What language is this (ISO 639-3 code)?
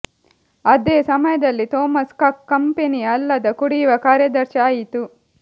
kan